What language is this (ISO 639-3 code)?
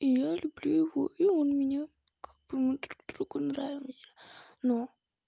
rus